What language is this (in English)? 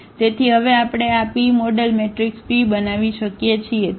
Gujarati